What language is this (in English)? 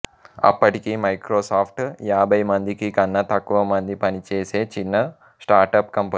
Telugu